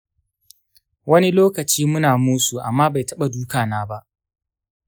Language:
Hausa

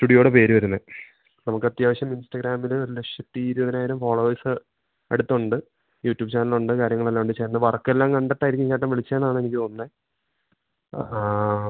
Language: Malayalam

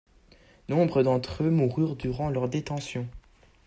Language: French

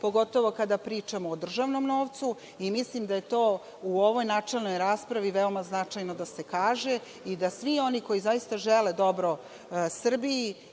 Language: Serbian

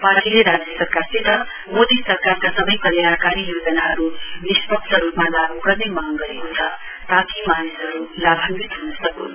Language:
Nepali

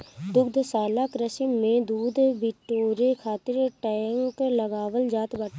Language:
Bhojpuri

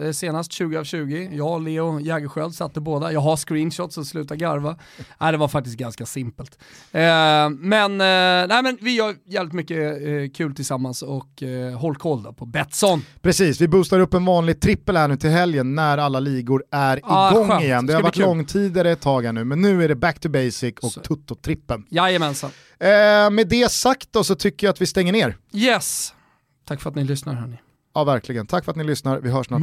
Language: Swedish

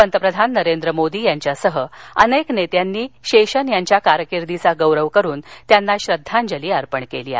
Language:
Marathi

